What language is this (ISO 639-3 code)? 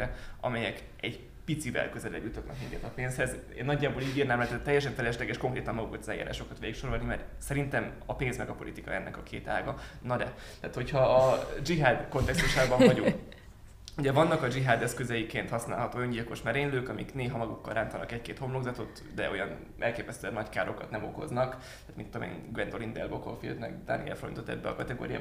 hun